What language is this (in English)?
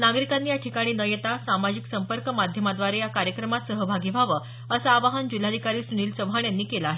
Marathi